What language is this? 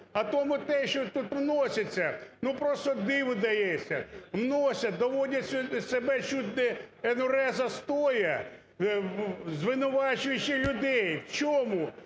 Ukrainian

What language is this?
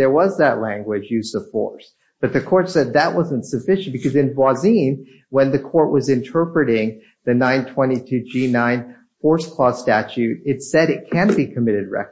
English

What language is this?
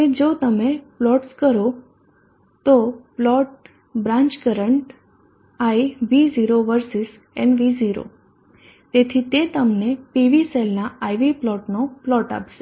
Gujarati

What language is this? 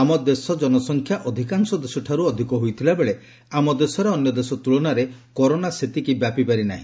Odia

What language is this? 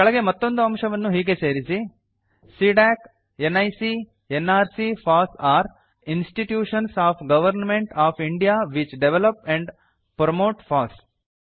Kannada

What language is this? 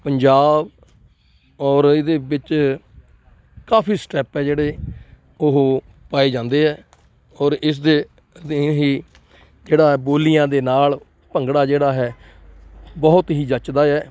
Punjabi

